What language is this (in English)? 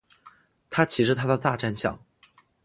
Chinese